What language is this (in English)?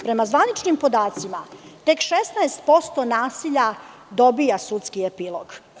Serbian